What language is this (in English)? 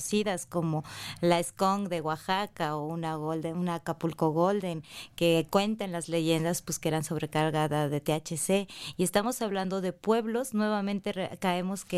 Spanish